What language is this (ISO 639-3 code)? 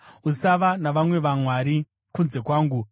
sna